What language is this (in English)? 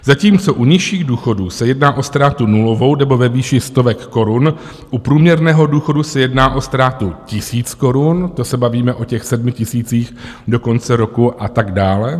Czech